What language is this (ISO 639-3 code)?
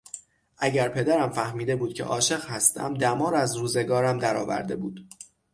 fas